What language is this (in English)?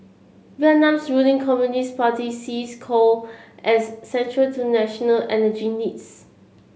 English